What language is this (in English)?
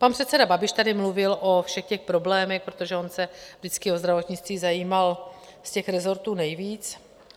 Czech